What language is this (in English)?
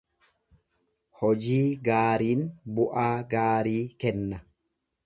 Oromo